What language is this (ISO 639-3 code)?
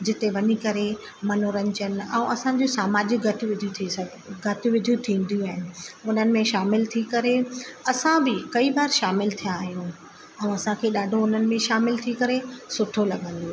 snd